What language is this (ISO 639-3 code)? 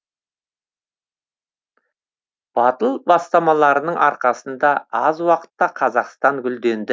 kaz